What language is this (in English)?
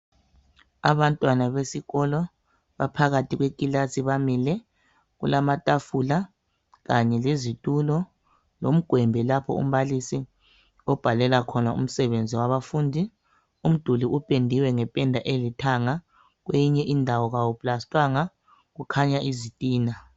North Ndebele